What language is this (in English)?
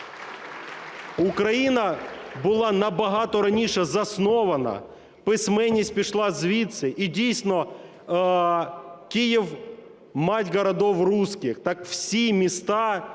Ukrainian